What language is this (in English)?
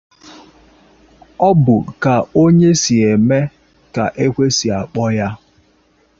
Igbo